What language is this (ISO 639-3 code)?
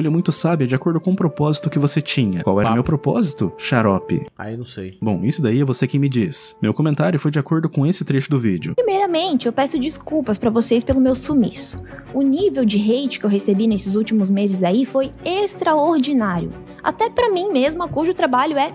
por